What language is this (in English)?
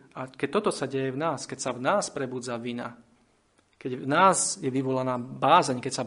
Slovak